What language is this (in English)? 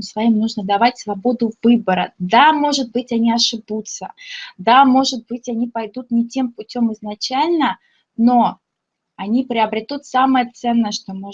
Russian